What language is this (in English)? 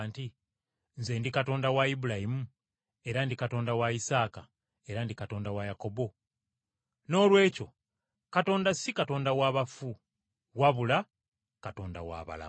Ganda